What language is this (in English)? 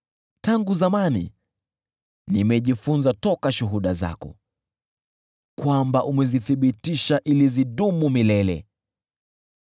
Swahili